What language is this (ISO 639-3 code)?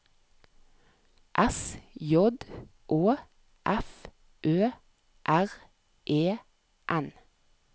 nor